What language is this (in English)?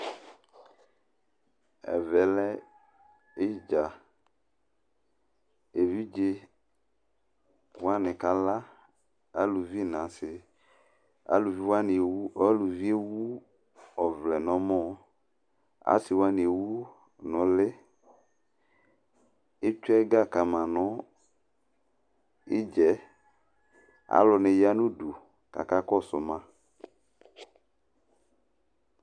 Ikposo